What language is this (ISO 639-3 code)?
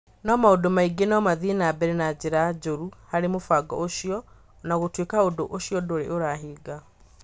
kik